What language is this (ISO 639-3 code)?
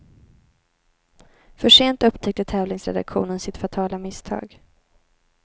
swe